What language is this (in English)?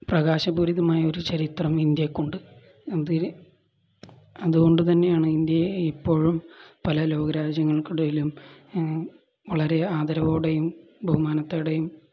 Malayalam